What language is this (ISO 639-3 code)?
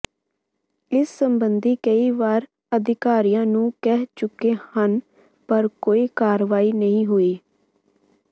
pan